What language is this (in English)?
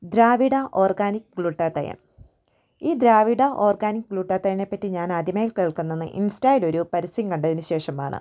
Malayalam